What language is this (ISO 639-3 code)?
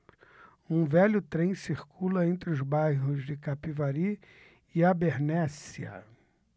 por